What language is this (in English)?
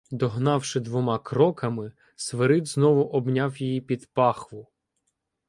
Ukrainian